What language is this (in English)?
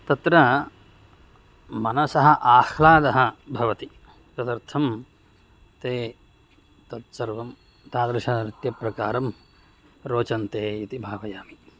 Sanskrit